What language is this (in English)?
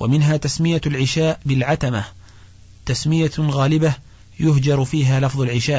Arabic